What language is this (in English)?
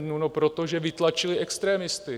Czech